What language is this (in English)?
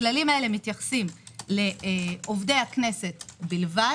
Hebrew